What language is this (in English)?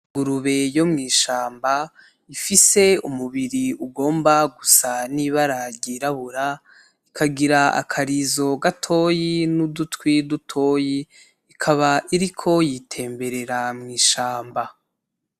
Rundi